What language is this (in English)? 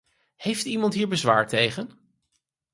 Dutch